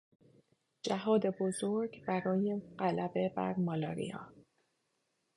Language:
Persian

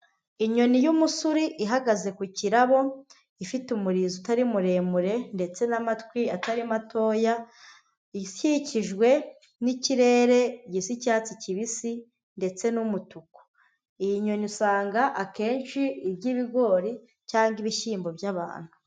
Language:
Kinyarwanda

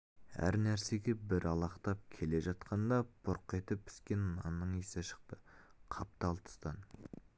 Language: Kazakh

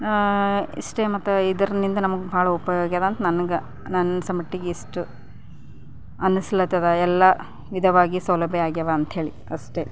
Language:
Kannada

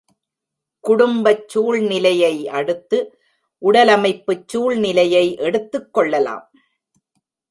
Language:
Tamil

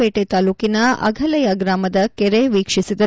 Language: Kannada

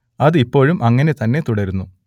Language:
Malayalam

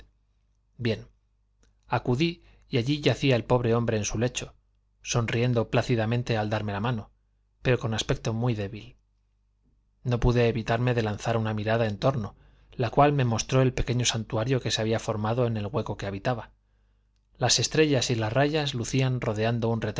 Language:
Spanish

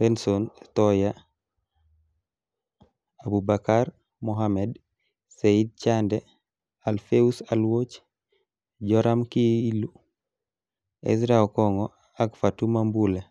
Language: Kalenjin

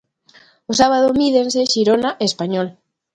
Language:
Galician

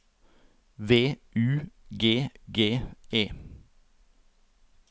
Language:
Norwegian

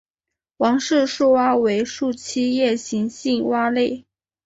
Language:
Chinese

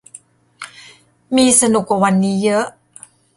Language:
Thai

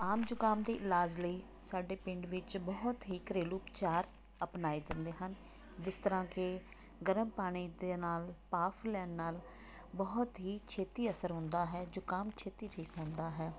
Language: Punjabi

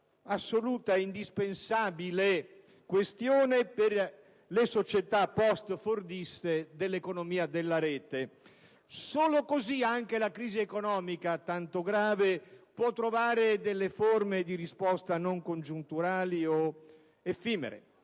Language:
Italian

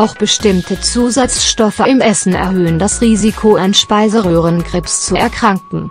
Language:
German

